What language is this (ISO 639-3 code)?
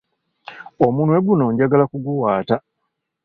lug